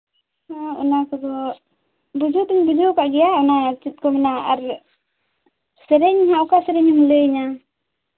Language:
Santali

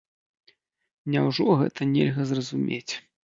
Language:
Belarusian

